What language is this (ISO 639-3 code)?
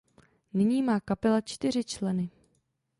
ces